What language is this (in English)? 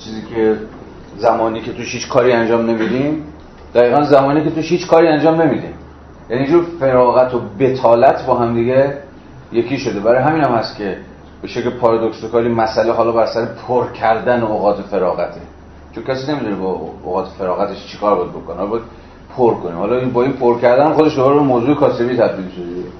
Persian